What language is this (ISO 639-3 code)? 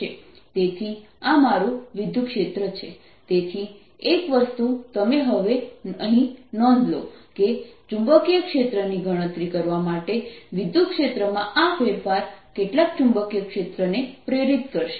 guj